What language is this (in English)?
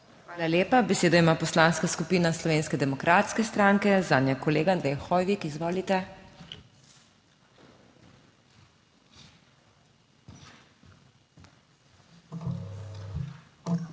Slovenian